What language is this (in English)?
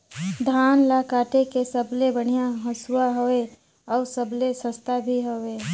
Chhattisgarhi